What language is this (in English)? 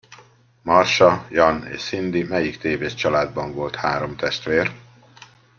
Hungarian